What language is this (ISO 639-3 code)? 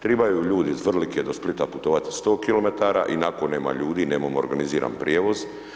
hrv